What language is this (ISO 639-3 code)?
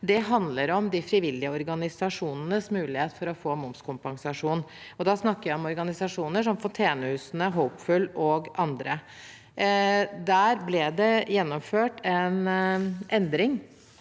nor